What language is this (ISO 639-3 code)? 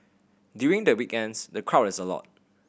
eng